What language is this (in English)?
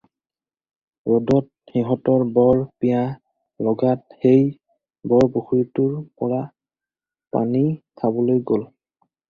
Assamese